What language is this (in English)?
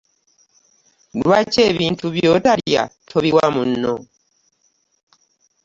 Ganda